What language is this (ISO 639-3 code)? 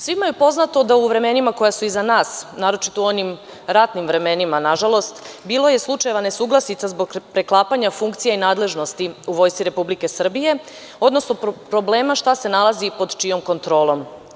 srp